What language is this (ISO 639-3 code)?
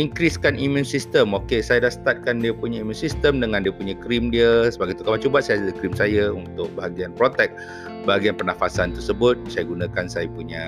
msa